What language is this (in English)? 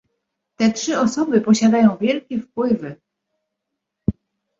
Polish